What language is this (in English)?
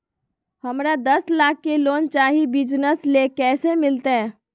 Magahi